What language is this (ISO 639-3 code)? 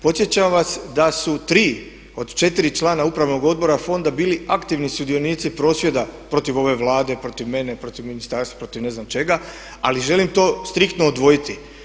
hrv